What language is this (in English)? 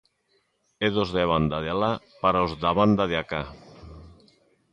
Galician